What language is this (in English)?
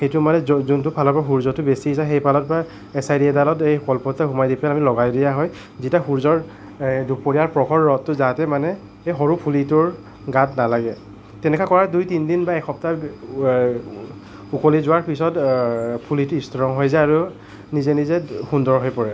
Assamese